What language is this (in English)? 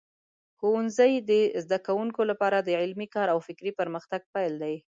Pashto